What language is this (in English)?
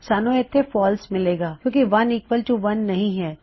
Punjabi